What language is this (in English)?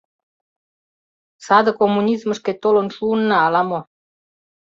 Mari